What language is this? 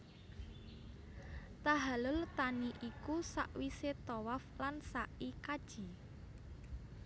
Javanese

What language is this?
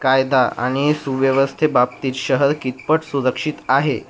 Marathi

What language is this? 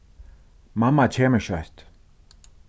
Faroese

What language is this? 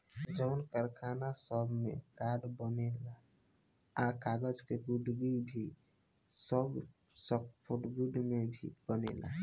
Bhojpuri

